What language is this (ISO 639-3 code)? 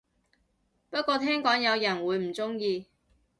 yue